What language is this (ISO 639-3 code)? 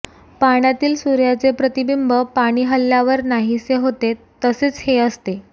mar